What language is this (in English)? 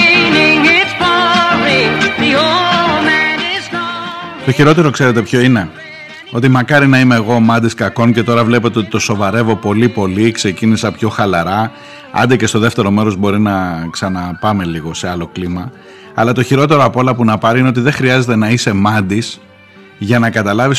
Greek